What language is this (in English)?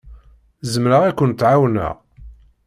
Kabyle